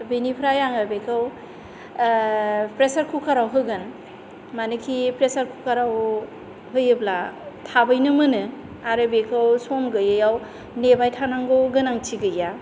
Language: Bodo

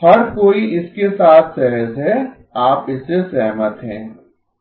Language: Hindi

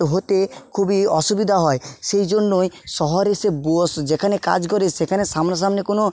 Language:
Bangla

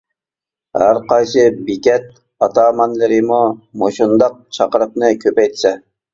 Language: Uyghur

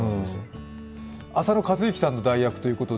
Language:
Japanese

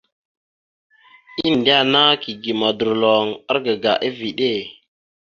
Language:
Mada (Cameroon)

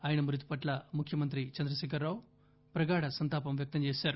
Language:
Telugu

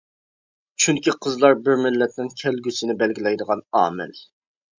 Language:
Uyghur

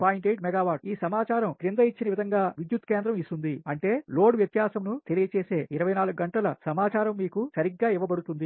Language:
Telugu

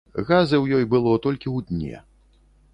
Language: Belarusian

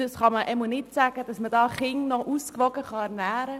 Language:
Swiss German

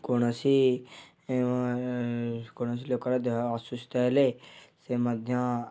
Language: Odia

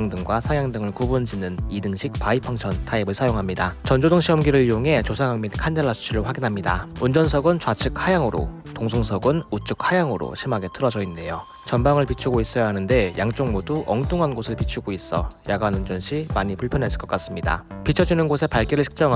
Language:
Korean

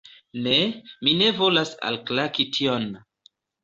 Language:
Esperanto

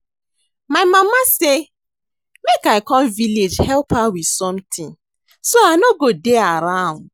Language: Nigerian Pidgin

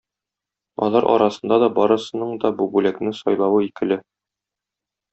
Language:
Tatar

